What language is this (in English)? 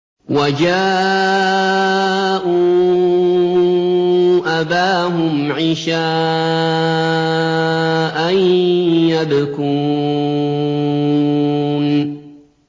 Arabic